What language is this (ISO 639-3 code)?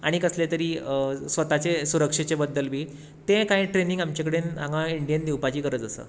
kok